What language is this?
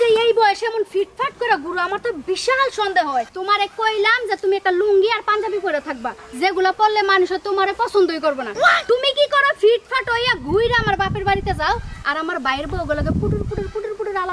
Indonesian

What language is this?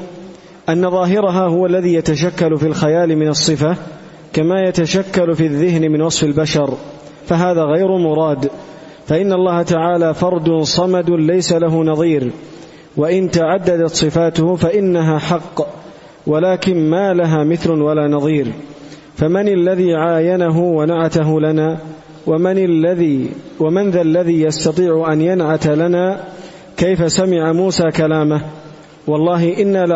Arabic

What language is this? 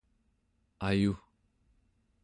Central Yupik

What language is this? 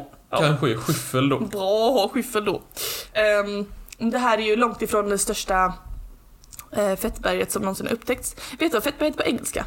Swedish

